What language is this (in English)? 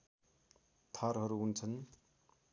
Nepali